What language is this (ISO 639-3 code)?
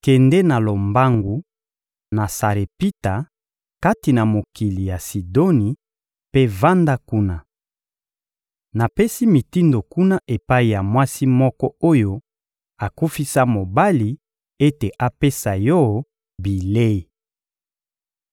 lin